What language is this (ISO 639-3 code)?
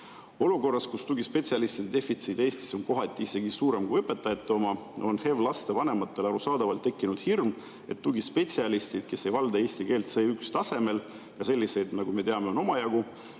est